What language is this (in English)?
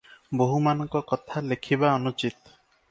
Odia